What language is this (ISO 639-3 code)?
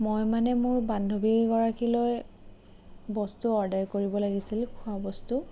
asm